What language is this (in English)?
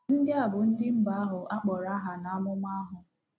Igbo